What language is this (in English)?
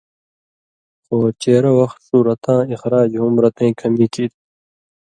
Indus Kohistani